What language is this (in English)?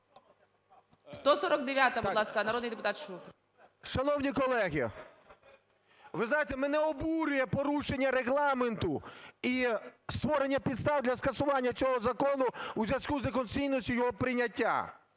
Ukrainian